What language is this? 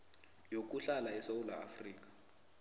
South Ndebele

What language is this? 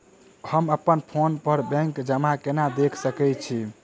Maithili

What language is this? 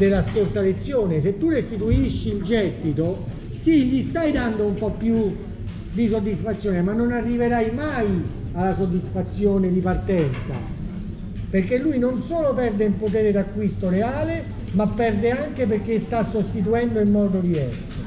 Italian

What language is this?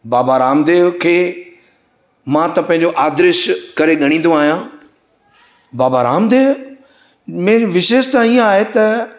Sindhi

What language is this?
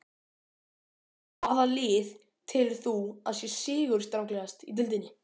Icelandic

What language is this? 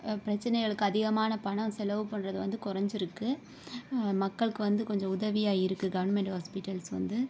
Tamil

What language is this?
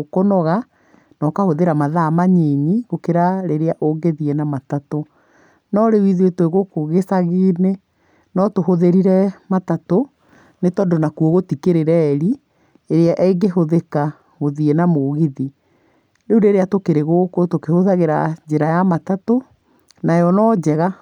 Kikuyu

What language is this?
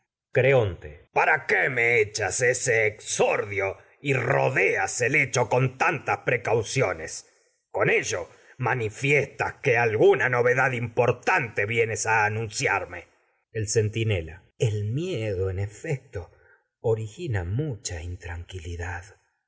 Spanish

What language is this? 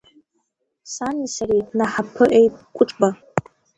Abkhazian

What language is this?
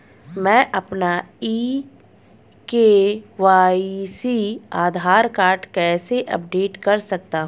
Hindi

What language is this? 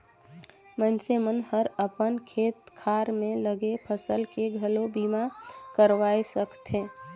Chhattisgarhi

